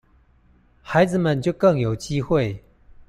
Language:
Chinese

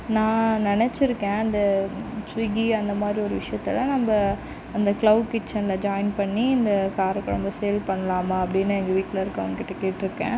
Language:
Tamil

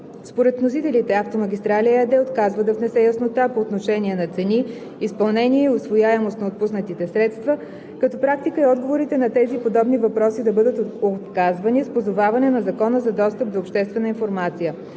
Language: Bulgarian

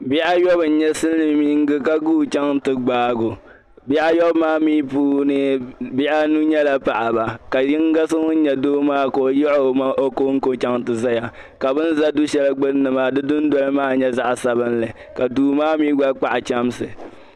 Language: Dagbani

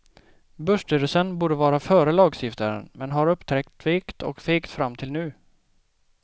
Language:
Swedish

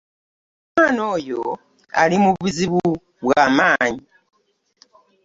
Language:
Ganda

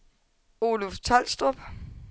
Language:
Danish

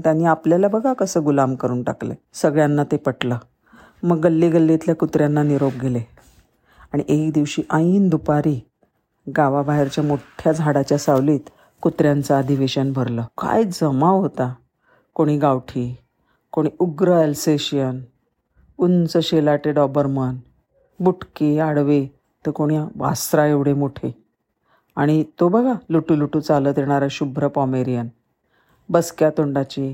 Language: Marathi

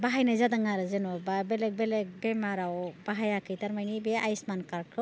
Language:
Bodo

